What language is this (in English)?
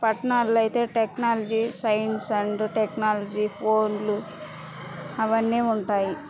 Telugu